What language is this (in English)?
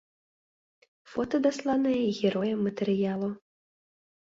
Belarusian